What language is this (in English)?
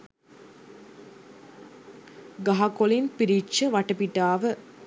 Sinhala